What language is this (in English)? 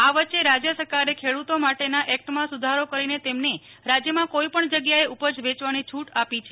Gujarati